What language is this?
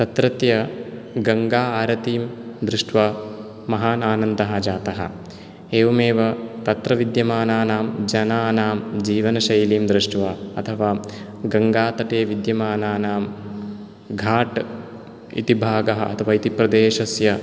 Sanskrit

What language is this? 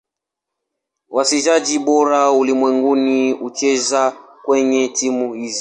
Swahili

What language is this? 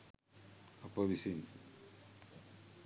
Sinhala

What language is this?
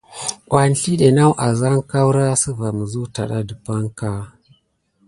Gidar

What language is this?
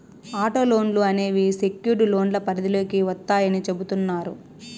Telugu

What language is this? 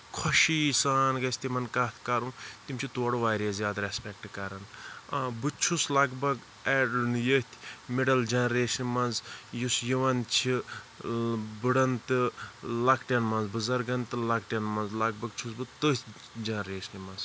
Kashmiri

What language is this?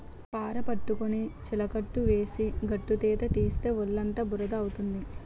Telugu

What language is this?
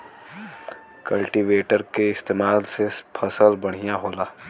Bhojpuri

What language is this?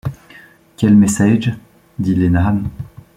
French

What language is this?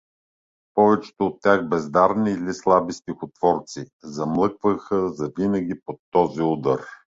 Bulgarian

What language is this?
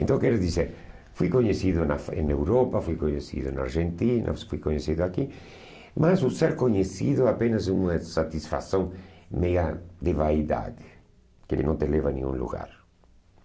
Portuguese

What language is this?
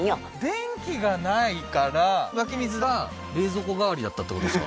Japanese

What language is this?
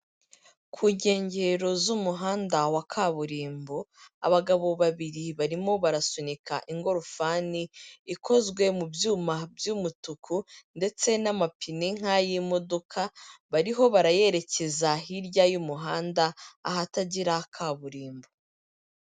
Kinyarwanda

